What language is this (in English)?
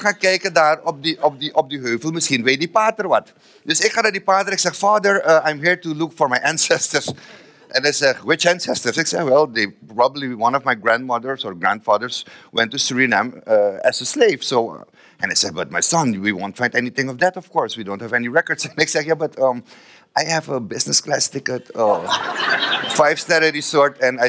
Dutch